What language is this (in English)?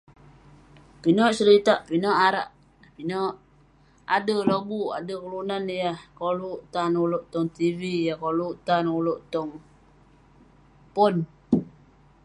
Western Penan